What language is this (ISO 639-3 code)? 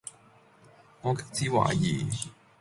yue